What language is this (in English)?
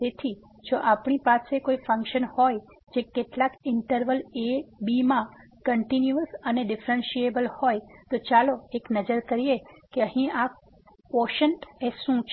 Gujarati